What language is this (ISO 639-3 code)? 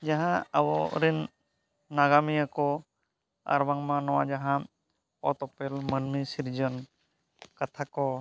sat